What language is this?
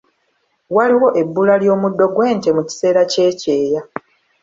Ganda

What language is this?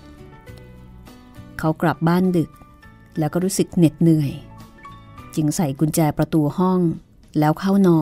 Thai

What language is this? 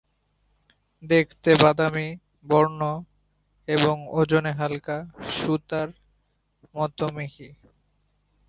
Bangla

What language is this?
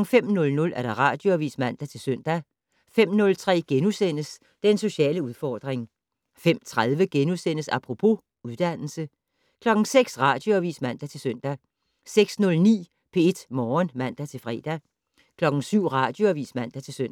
Danish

